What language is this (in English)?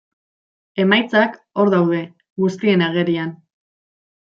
Basque